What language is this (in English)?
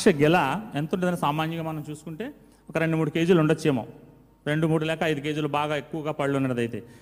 Telugu